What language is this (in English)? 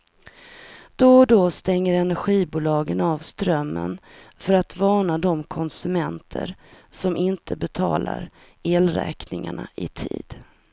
Swedish